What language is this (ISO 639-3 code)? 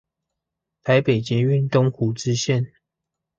zho